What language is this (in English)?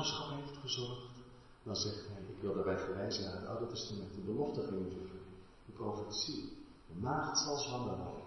Dutch